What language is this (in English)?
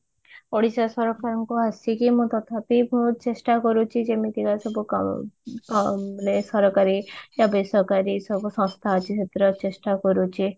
Odia